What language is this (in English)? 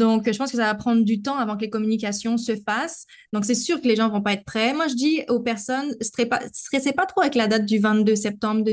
French